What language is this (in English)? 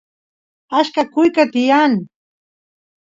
Santiago del Estero Quichua